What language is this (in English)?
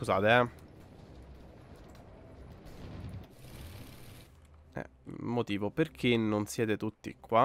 Italian